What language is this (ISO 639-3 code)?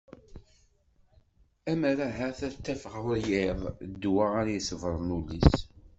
kab